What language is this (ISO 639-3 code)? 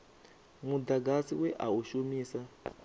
ven